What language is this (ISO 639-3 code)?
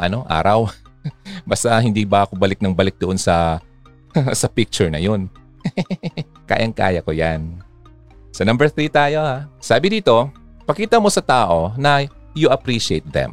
fil